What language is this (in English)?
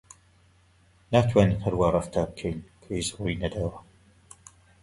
Central Kurdish